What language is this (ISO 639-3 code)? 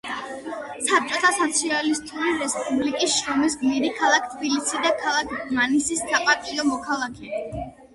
kat